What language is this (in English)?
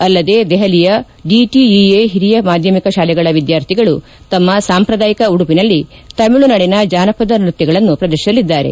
Kannada